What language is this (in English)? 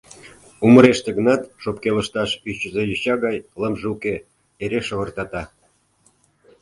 Mari